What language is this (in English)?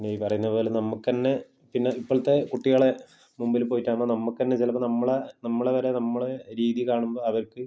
Malayalam